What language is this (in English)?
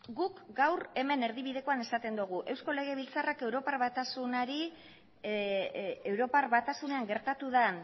Basque